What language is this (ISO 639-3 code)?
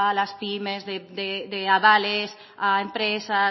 spa